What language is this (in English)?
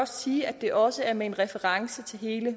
Danish